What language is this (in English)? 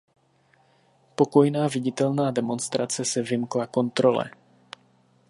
Czech